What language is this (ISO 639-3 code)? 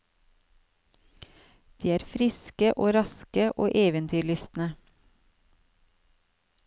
nor